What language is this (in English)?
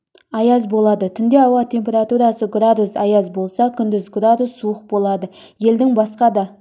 Kazakh